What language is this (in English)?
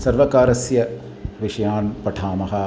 Sanskrit